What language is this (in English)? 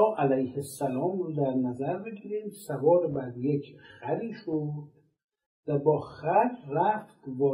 Persian